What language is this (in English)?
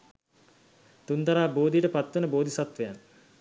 Sinhala